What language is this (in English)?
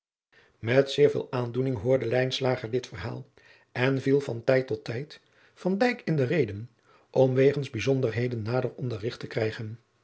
Dutch